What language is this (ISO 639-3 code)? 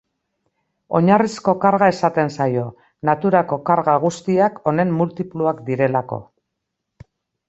eus